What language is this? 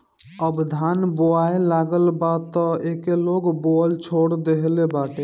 Bhojpuri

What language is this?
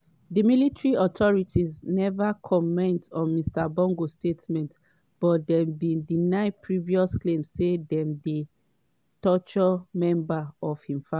Nigerian Pidgin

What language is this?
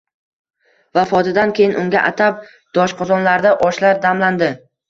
Uzbek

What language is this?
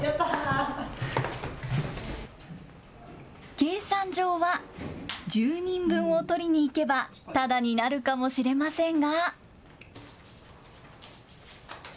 Japanese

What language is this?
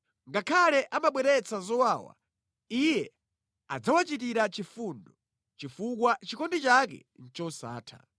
Nyanja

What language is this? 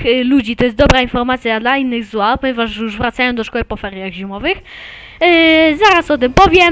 Polish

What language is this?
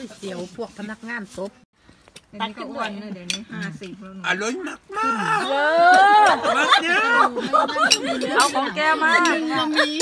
Thai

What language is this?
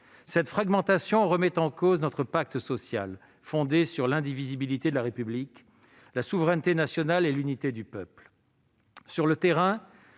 French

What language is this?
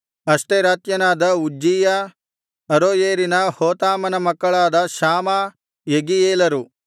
Kannada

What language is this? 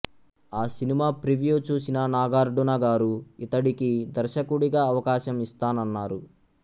Telugu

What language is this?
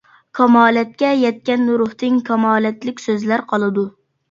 Uyghur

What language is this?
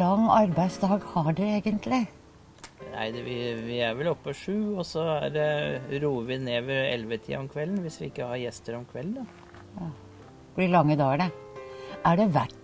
Norwegian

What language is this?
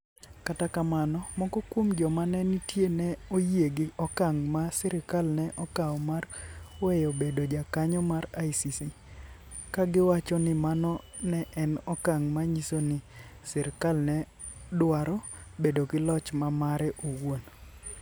Luo (Kenya and Tanzania)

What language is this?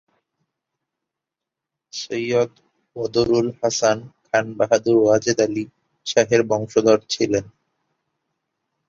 Bangla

